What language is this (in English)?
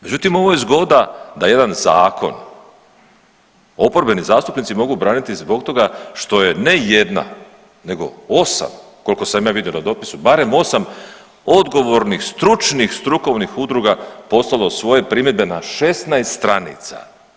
Croatian